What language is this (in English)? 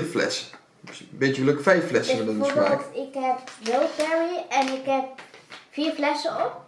Dutch